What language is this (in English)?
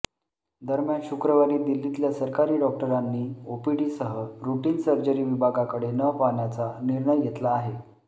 Marathi